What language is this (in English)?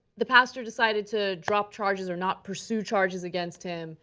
English